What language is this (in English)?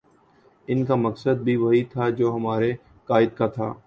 Urdu